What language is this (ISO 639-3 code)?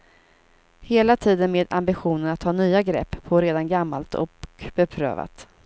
swe